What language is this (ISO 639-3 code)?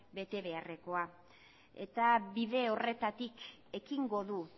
eus